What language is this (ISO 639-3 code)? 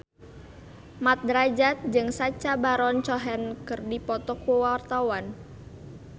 sun